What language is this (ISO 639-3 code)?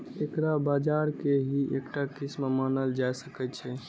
mai